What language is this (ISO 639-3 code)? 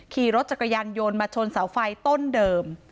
tha